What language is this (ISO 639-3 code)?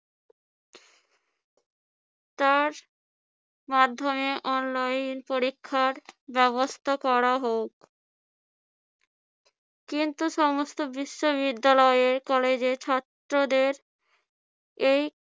ben